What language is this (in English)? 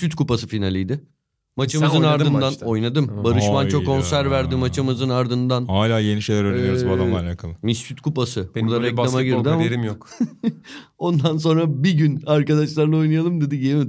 Turkish